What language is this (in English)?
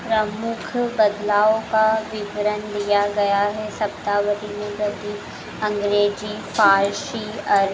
Hindi